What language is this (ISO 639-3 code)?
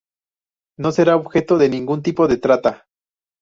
spa